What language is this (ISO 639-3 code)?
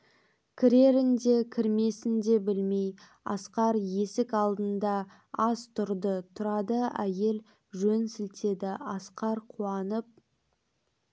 kaz